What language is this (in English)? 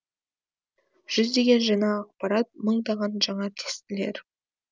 Kazakh